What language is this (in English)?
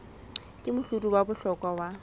Southern Sotho